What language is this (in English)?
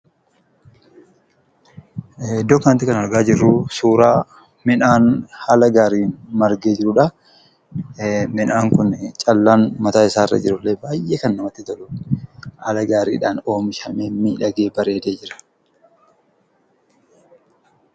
Oromo